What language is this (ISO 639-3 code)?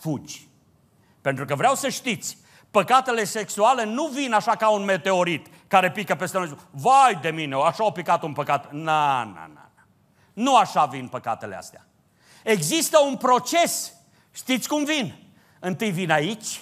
ron